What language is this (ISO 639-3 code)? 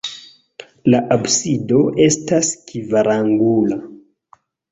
epo